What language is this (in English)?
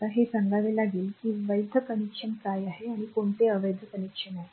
Marathi